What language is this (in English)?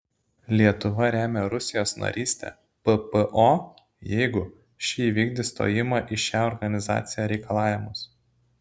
Lithuanian